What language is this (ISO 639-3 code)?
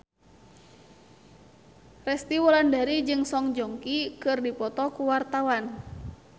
sun